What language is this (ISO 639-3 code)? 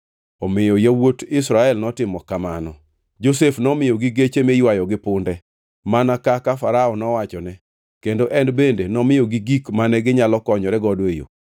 luo